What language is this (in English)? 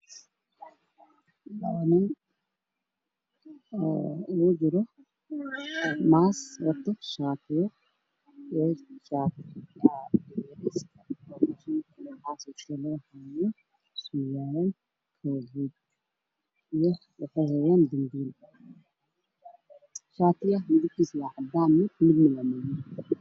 Somali